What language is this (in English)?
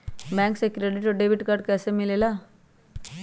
Magahi